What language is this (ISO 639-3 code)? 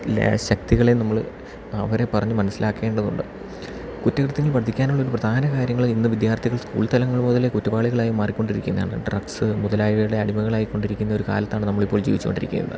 mal